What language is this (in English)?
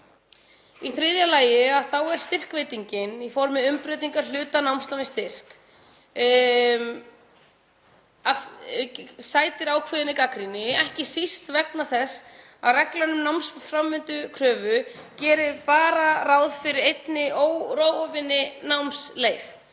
Icelandic